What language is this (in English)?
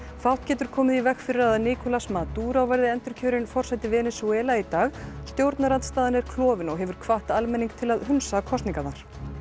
Icelandic